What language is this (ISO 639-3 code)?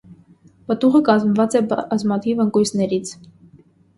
hye